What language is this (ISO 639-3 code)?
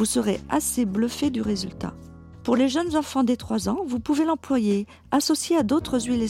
fra